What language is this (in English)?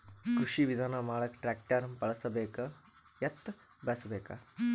Kannada